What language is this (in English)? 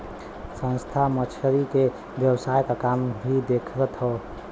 Bhojpuri